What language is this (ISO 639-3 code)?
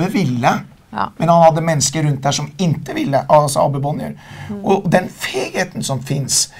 swe